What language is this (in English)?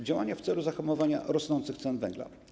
Polish